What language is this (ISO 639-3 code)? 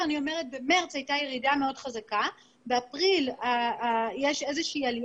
heb